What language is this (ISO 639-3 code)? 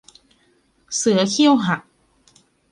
tha